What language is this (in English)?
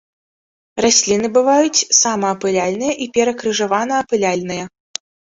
Belarusian